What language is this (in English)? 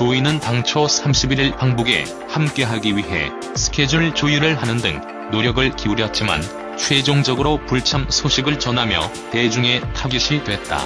Korean